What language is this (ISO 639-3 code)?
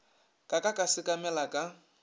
nso